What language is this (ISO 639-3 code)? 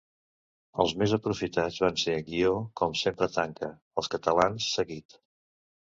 cat